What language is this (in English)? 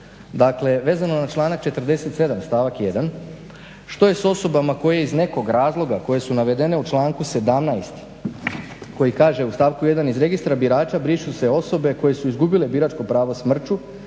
Croatian